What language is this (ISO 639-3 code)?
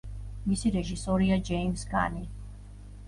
kat